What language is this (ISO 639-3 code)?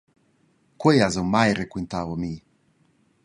roh